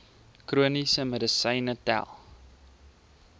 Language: Afrikaans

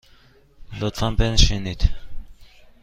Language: Persian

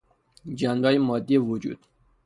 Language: Persian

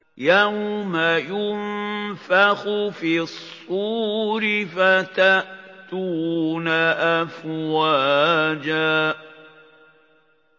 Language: Arabic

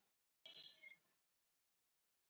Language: Icelandic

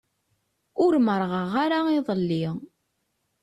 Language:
Kabyle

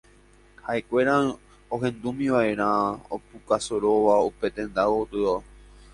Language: Guarani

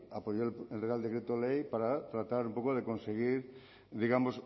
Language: Spanish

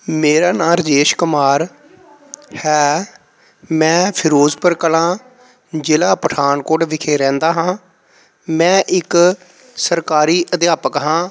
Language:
Punjabi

